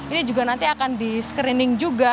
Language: Indonesian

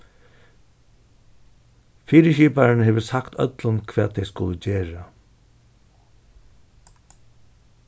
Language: Faroese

